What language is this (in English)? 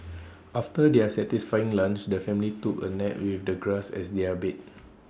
English